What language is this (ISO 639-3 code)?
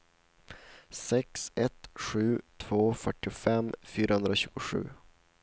swe